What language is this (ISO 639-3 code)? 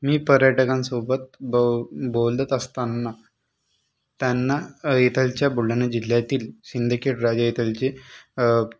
mar